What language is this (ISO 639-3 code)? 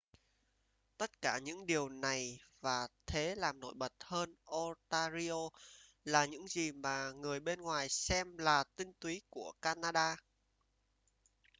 vie